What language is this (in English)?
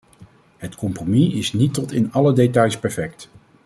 Dutch